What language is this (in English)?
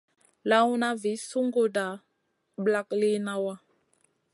Masana